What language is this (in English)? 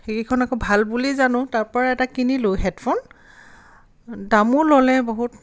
Assamese